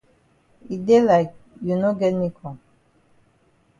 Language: Cameroon Pidgin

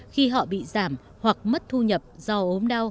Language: Vietnamese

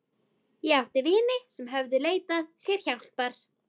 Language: Icelandic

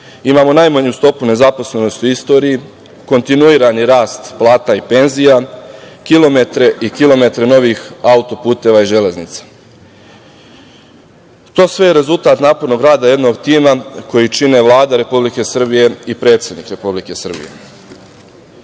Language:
Serbian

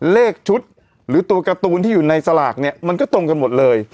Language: Thai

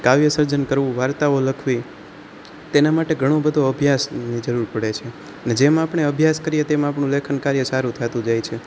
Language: Gujarati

